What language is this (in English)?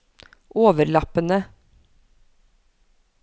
Norwegian